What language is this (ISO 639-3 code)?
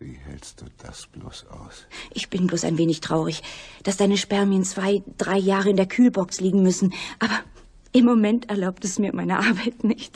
deu